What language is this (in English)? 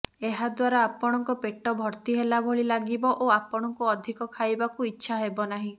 Odia